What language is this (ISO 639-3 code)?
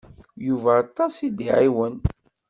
kab